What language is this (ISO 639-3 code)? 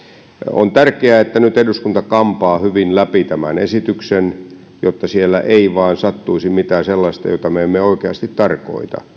fin